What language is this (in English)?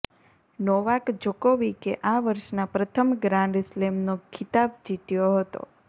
Gujarati